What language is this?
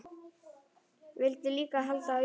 Icelandic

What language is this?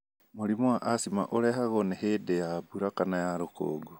Kikuyu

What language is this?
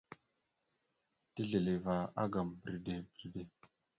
Mada (Cameroon)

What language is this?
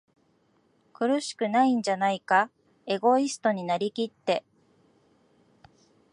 Japanese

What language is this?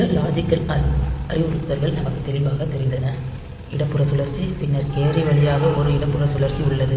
Tamil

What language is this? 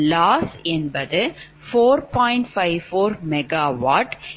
Tamil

